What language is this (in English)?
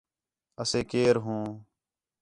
Khetrani